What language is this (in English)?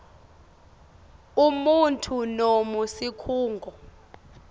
Swati